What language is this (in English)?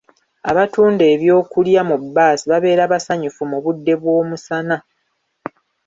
Ganda